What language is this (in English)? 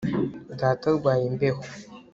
Kinyarwanda